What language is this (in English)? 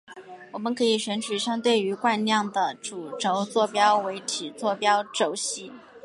Chinese